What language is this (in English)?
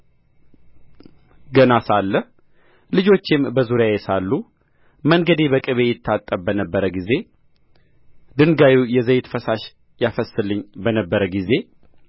Amharic